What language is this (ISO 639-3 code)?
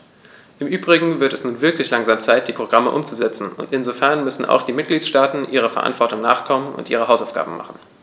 deu